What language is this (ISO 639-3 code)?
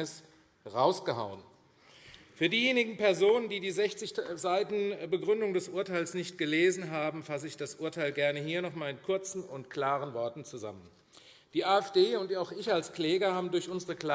deu